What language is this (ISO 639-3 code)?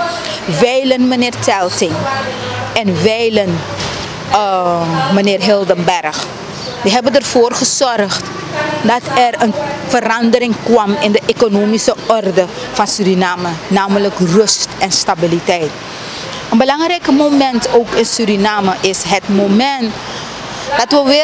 nld